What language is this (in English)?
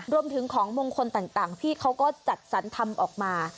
Thai